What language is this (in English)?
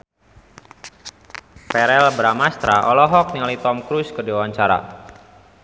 Sundanese